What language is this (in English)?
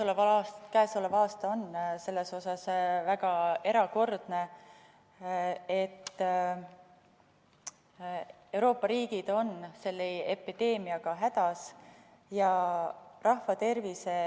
Estonian